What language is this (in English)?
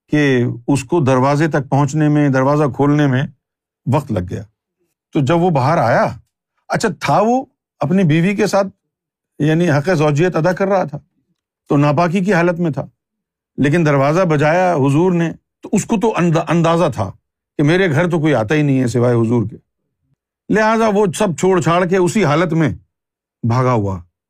Urdu